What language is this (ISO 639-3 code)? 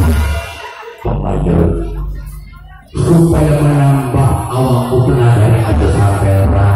ind